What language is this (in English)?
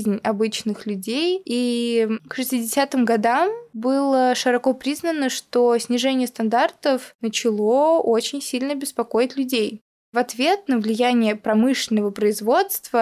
Russian